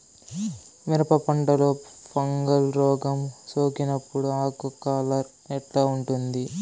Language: Telugu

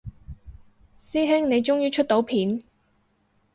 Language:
Cantonese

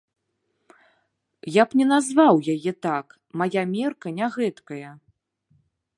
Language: Belarusian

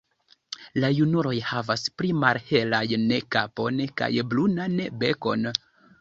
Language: Esperanto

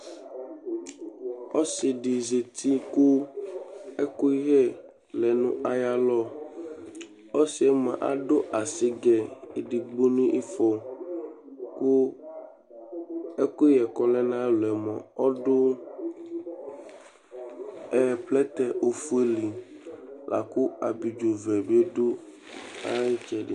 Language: Ikposo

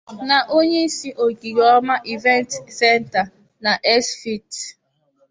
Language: Igbo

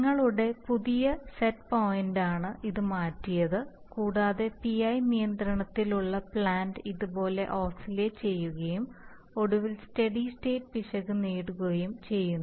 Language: Malayalam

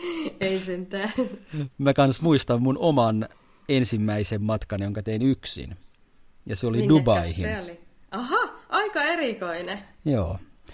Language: Finnish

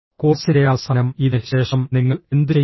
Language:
Malayalam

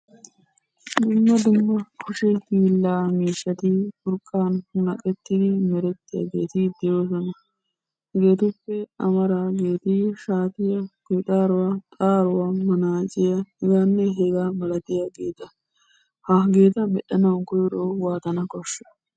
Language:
Wolaytta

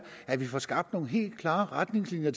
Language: Danish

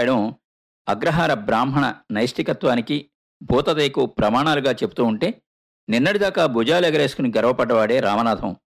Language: Telugu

